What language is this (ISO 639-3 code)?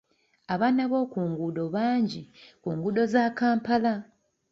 lug